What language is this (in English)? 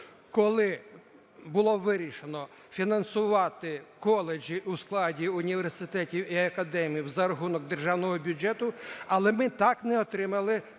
Ukrainian